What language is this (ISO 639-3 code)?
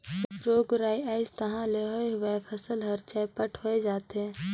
hne